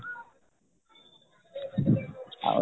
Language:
Odia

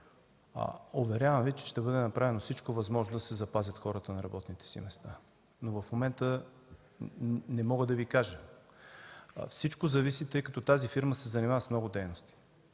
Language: Bulgarian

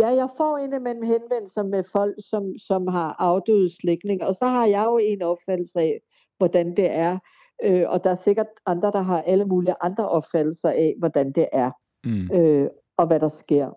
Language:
Danish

